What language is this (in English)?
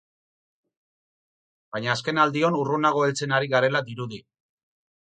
Basque